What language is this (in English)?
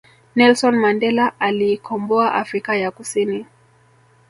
Swahili